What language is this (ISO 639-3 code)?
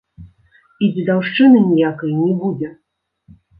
bel